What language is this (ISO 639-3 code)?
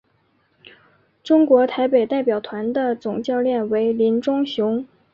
zho